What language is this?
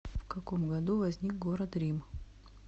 Russian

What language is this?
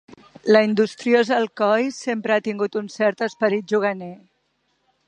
Catalan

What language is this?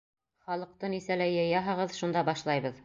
Bashkir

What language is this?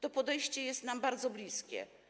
Polish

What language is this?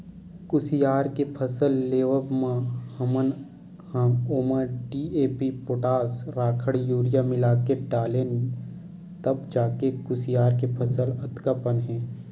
Chhattisgarhi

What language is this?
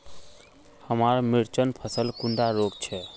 Magahi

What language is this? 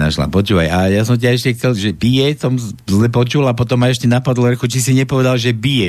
Slovak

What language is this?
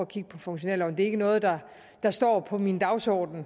Danish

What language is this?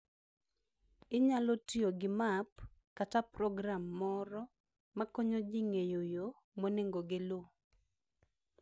Luo (Kenya and Tanzania)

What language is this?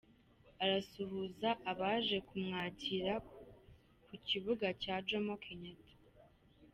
Kinyarwanda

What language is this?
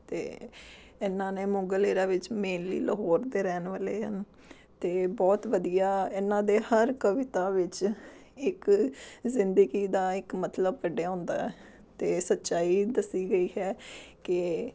Punjabi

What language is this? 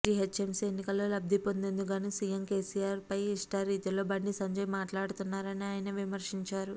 Telugu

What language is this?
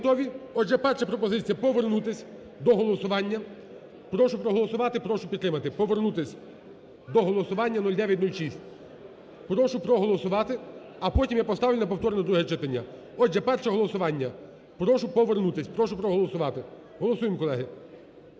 Ukrainian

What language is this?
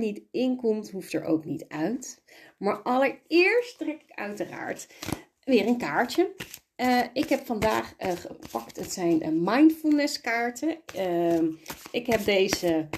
Dutch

